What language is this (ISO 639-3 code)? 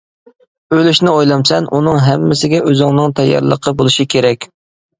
uig